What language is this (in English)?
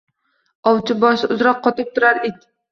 Uzbek